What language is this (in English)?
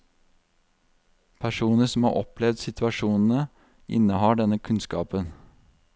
Norwegian